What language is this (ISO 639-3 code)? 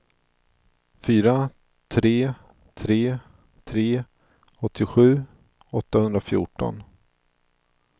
swe